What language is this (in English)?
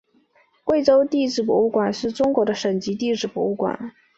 Chinese